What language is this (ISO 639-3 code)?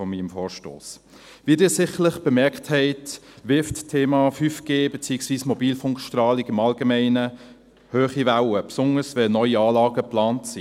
gsw